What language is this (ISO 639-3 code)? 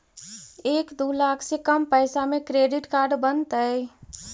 mag